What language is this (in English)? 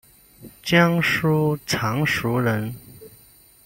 Chinese